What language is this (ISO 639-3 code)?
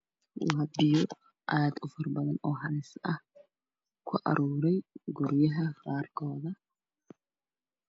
som